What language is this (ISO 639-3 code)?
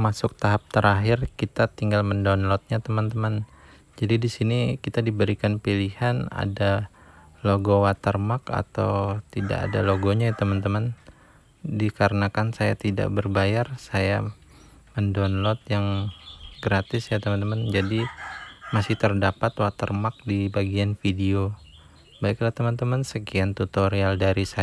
ind